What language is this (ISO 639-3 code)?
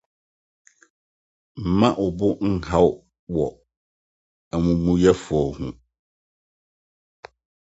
aka